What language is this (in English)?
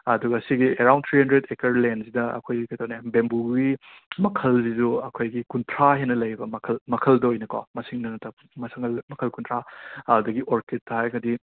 Manipuri